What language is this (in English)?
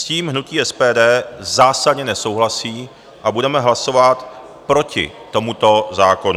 Czech